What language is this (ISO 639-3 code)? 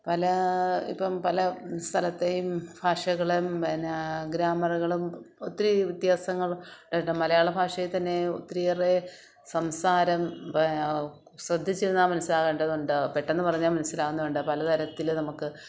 mal